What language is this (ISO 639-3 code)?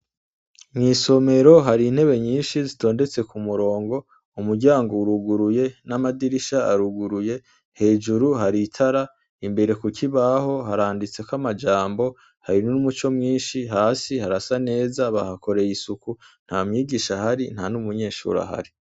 run